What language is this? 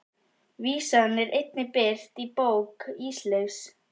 Icelandic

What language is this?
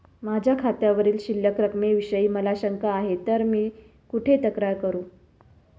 Marathi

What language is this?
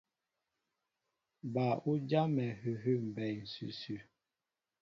Mbo (Cameroon)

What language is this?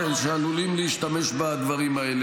Hebrew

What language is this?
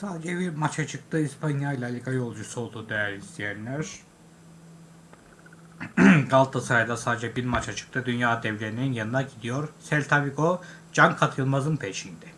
Turkish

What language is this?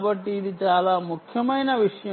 Telugu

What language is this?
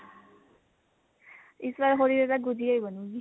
Punjabi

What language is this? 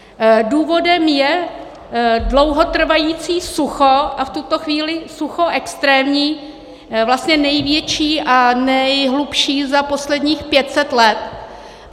Czech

